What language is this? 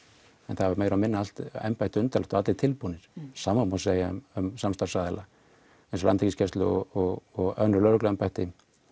Icelandic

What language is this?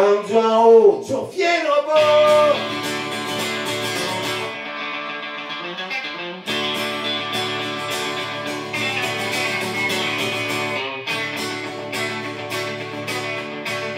Greek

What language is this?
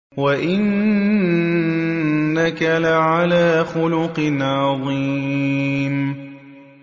Arabic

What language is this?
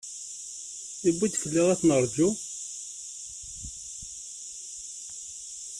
Kabyle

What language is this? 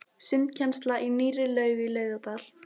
Icelandic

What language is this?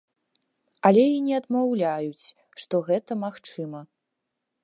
Belarusian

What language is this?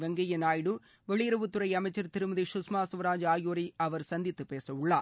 Tamil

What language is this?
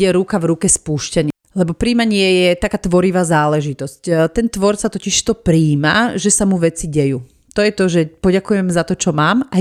Slovak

